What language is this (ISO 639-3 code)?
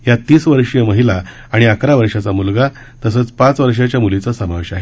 mar